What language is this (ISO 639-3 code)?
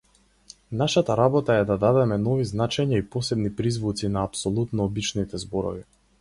mkd